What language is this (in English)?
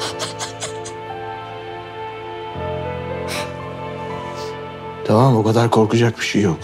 Turkish